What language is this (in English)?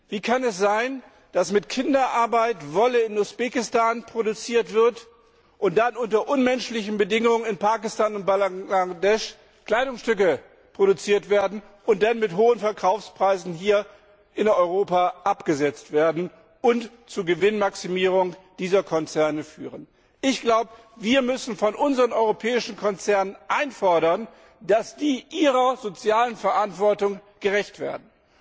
German